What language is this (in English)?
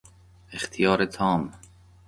Persian